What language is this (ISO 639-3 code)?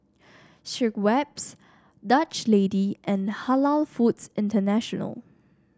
eng